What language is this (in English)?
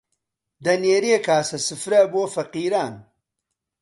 Central Kurdish